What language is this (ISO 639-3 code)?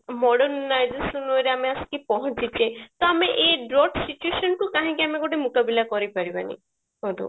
ori